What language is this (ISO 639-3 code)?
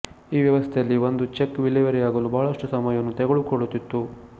kan